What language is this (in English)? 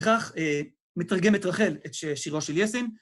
Hebrew